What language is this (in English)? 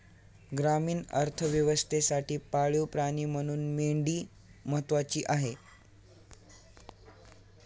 Marathi